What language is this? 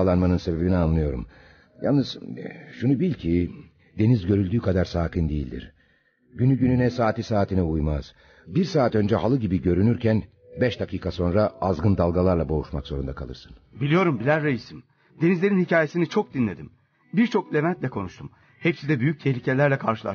Turkish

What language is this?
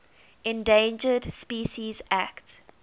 English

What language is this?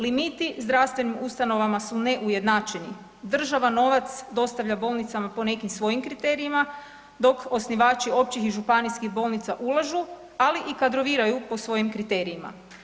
Croatian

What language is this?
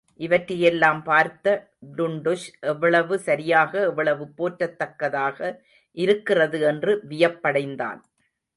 Tamil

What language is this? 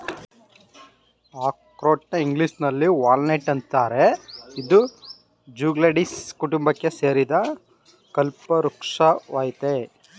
Kannada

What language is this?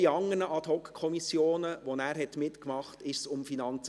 Swiss German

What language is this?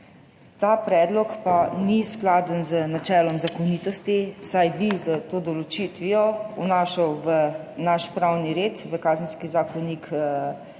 Slovenian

